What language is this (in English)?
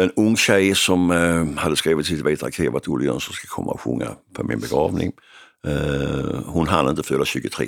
Swedish